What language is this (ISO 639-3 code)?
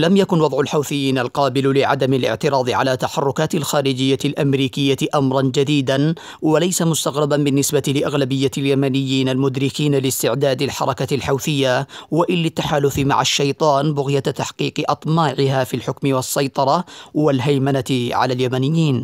ara